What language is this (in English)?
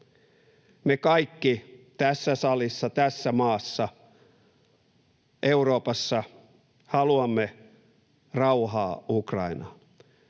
Finnish